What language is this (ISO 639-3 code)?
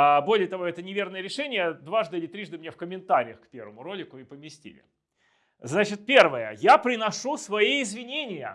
rus